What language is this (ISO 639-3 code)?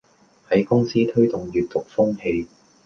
yue